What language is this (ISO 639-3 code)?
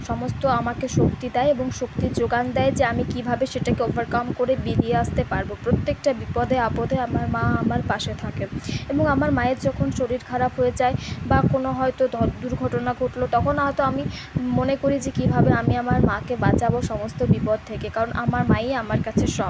ben